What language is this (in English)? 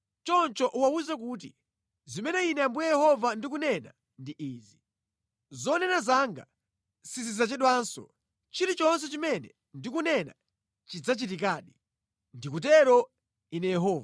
Nyanja